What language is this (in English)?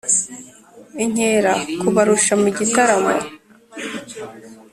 Kinyarwanda